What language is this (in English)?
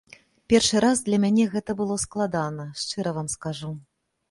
Belarusian